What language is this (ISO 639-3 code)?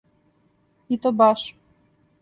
srp